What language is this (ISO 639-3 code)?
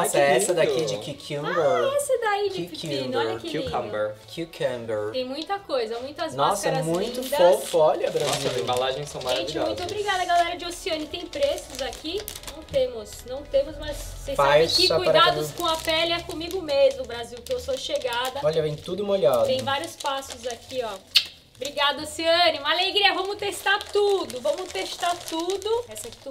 por